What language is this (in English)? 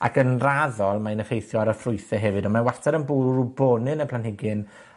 Welsh